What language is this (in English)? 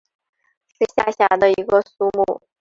Chinese